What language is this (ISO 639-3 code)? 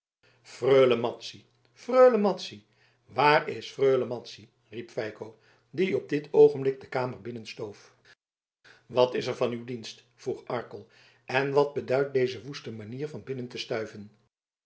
nld